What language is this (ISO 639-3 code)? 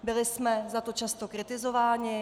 ces